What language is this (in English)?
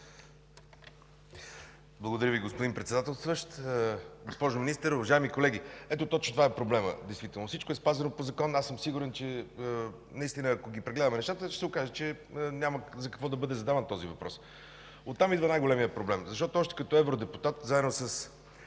Bulgarian